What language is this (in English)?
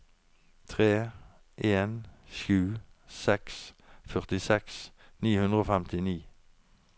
Norwegian